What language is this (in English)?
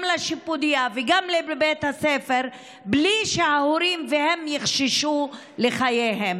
Hebrew